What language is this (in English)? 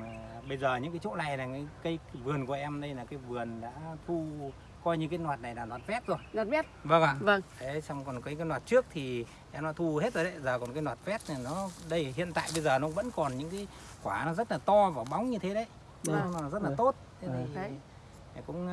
Vietnamese